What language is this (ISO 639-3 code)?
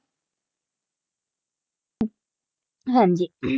pan